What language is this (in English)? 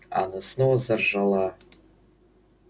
Russian